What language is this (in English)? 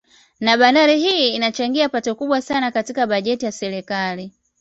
Swahili